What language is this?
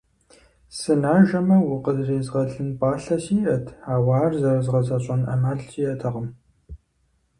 Kabardian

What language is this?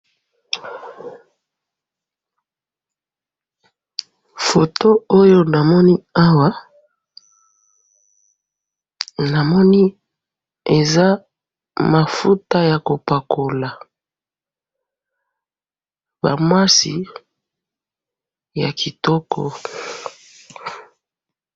Lingala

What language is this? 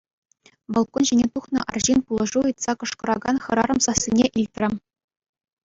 Chuvash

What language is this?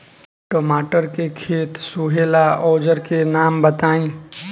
Bhojpuri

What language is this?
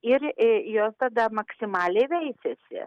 Lithuanian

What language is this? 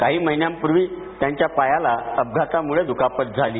Marathi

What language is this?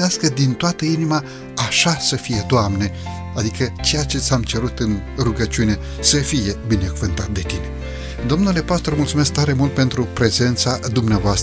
Romanian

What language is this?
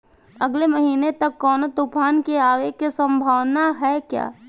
Bhojpuri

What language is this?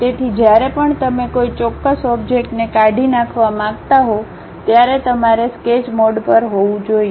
Gujarati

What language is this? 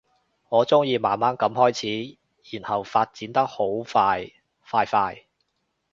Cantonese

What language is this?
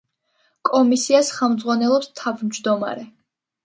Georgian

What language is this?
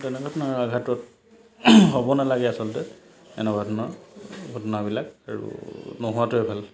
Assamese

